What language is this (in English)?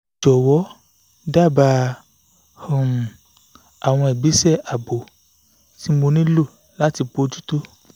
Yoruba